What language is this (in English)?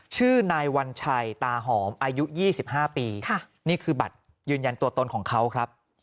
Thai